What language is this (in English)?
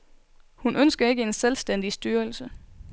Danish